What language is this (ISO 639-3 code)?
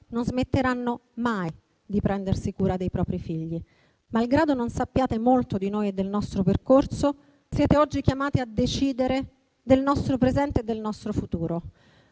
ita